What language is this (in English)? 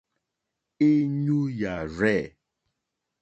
Mokpwe